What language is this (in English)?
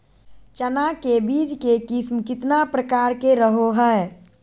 Magahi